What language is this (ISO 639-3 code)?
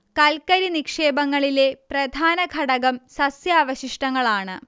mal